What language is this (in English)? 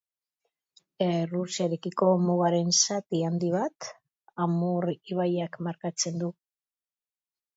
Basque